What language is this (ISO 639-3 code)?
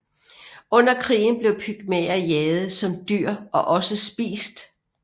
dan